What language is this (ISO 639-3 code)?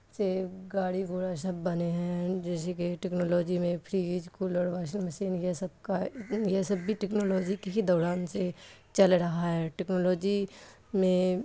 urd